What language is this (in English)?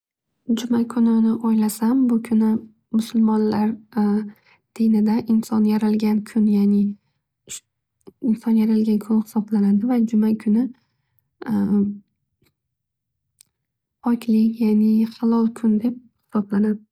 Uzbek